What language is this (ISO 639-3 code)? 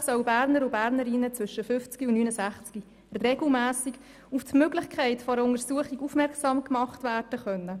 gsw